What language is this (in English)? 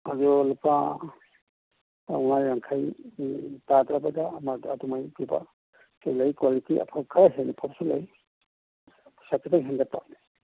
Manipuri